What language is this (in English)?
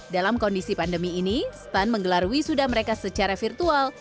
Indonesian